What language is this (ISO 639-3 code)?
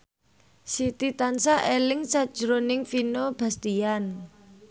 jav